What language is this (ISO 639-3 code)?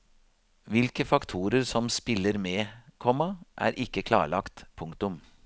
nor